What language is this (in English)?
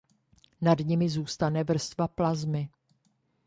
Czech